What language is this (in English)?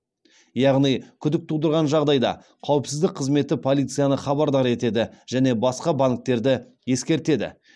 Kazakh